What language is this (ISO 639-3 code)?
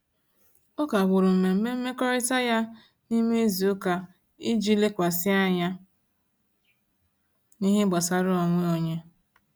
ibo